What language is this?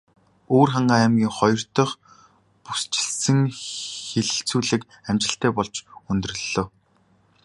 Mongolian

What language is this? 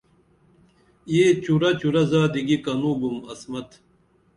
Dameli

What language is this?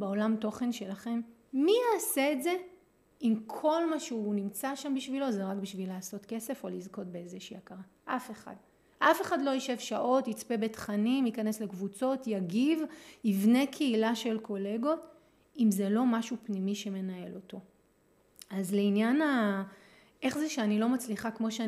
Hebrew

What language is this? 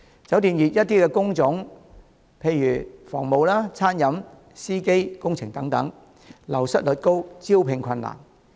Cantonese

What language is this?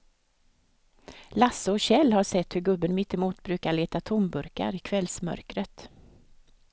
Swedish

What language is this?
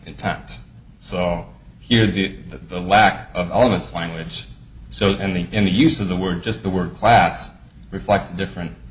English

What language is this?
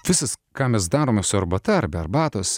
Lithuanian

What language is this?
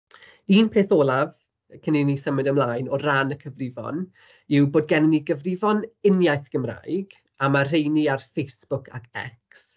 Welsh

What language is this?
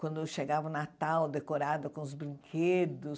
Portuguese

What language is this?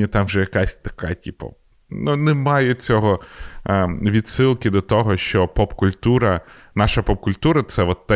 Ukrainian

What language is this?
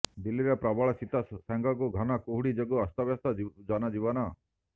Odia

